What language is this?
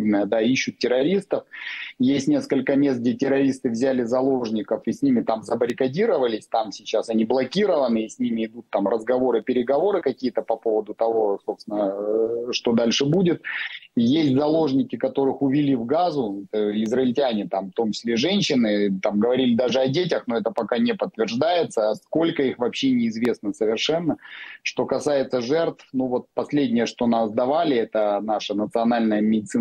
Ukrainian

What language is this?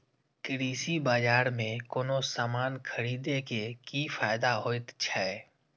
Maithili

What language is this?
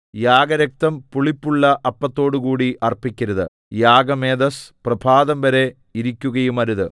Malayalam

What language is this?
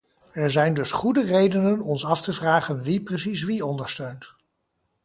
Dutch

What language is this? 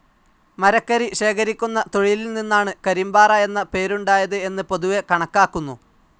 Malayalam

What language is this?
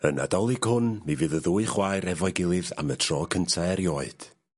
Welsh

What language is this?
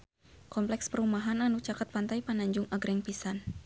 Sundanese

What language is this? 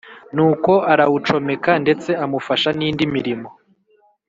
Kinyarwanda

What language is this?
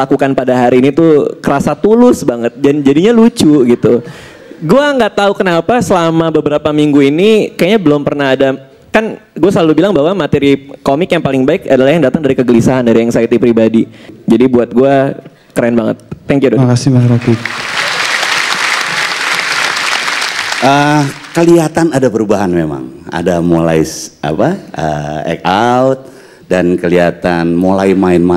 Indonesian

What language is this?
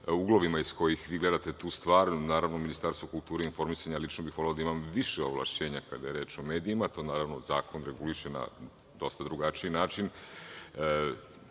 Serbian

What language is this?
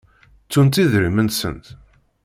Kabyle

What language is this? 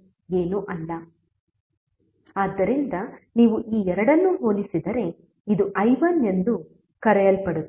Kannada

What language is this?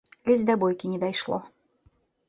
Belarusian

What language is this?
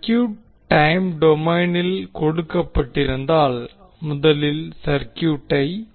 Tamil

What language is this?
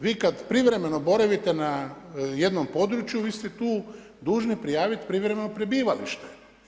Croatian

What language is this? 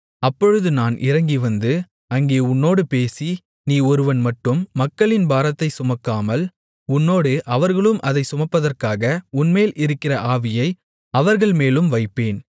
Tamil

